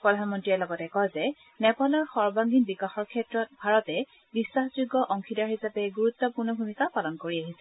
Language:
Assamese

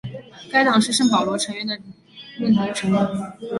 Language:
Chinese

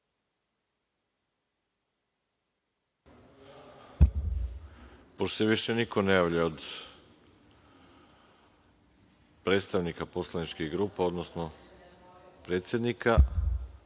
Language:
Serbian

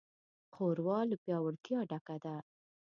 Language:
Pashto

